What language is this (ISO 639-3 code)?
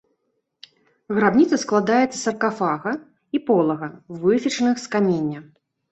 bel